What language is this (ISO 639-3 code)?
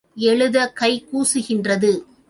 tam